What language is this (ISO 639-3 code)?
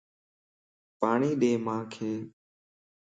lss